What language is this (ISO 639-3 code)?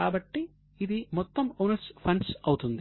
tel